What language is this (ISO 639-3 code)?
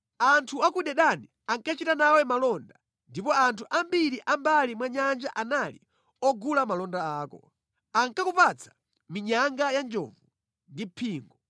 nya